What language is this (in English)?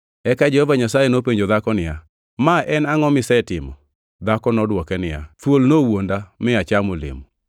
Luo (Kenya and Tanzania)